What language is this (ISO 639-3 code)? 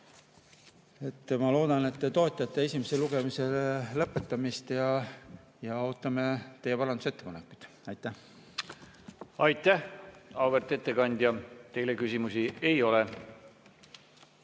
est